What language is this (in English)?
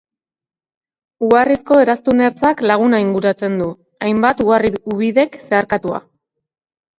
Basque